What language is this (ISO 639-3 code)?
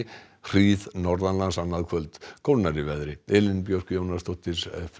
isl